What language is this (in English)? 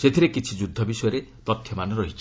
Odia